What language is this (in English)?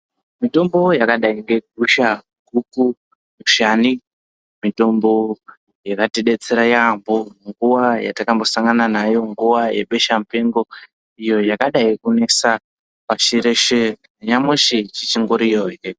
Ndau